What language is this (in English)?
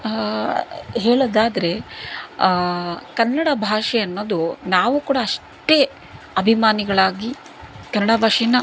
Kannada